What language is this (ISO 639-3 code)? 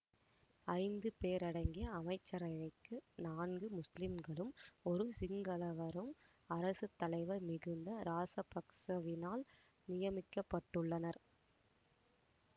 tam